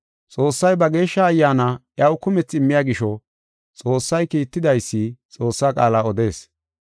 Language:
Gofa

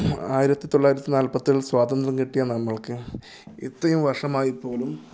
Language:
Malayalam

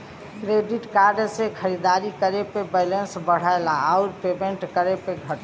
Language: Bhojpuri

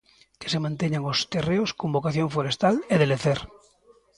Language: Galician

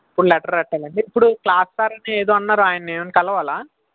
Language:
Telugu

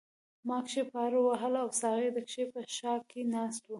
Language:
Pashto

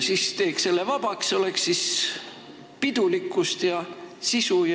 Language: Estonian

